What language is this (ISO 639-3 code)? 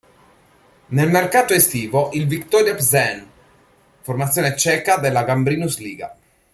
ita